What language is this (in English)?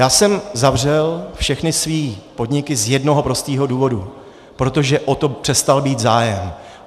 Czech